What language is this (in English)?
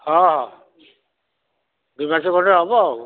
Odia